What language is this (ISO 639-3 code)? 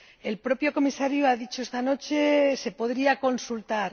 spa